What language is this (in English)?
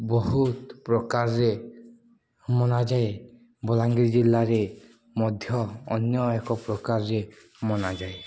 Odia